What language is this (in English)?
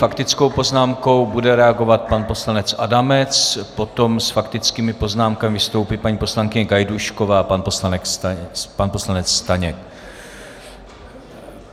Czech